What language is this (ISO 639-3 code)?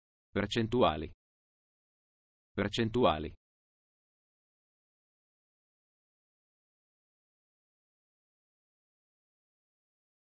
ita